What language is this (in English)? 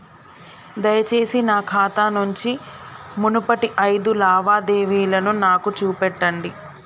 Telugu